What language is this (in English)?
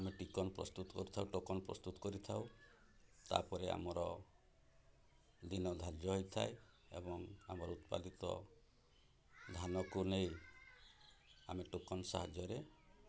Odia